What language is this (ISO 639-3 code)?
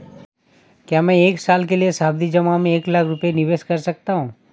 hin